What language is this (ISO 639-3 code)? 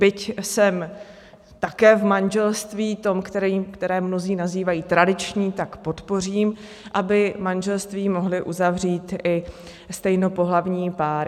ces